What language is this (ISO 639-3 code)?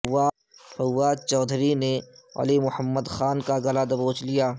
urd